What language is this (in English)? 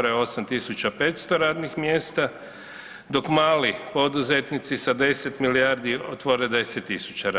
Croatian